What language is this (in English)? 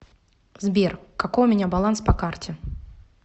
Russian